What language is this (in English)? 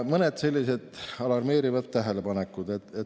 Estonian